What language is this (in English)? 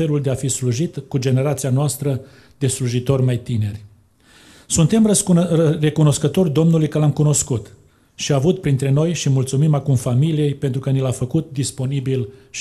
Romanian